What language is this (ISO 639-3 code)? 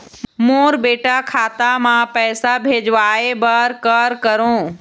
hne